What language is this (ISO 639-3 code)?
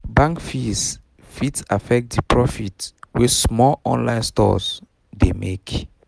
pcm